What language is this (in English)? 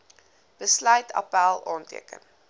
Afrikaans